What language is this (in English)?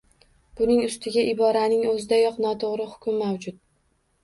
Uzbek